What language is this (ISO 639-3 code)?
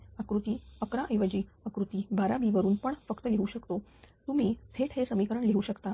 mar